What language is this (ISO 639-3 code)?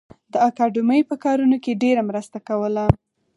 pus